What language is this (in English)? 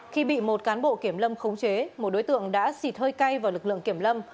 Vietnamese